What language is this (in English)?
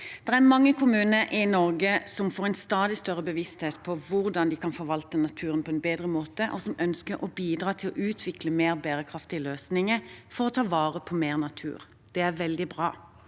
Norwegian